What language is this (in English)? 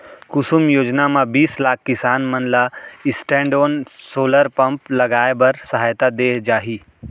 Chhattisgarhi